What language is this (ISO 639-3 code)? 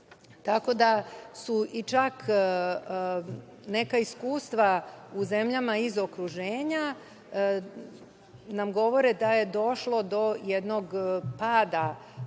srp